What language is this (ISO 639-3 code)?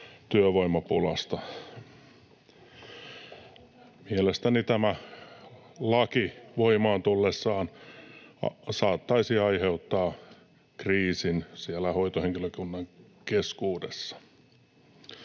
fin